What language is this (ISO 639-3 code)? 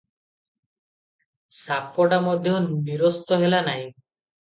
ori